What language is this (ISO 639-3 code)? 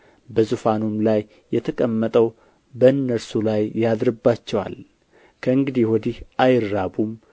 amh